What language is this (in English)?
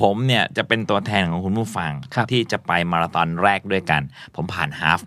Thai